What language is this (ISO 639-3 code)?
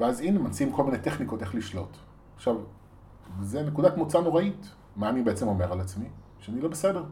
heb